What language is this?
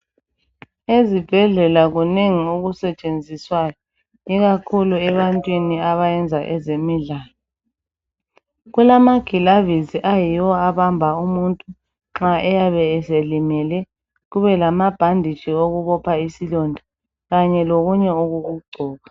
North Ndebele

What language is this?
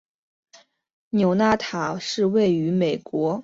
Chinese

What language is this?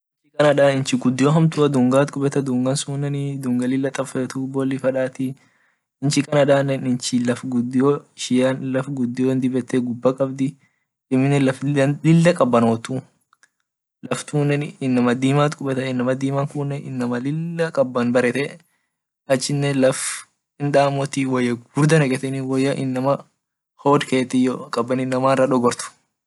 Orma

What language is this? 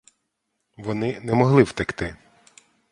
Ukrainian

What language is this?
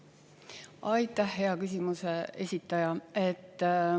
Estonian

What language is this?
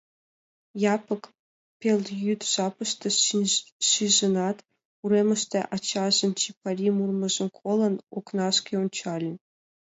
Mari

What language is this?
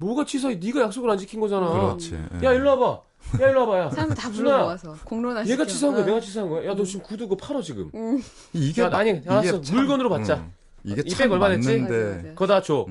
Korean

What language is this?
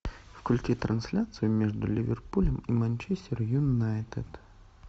Russian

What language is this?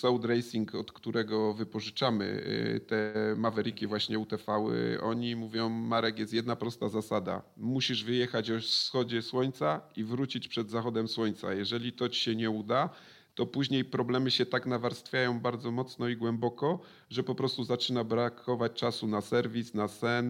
Polish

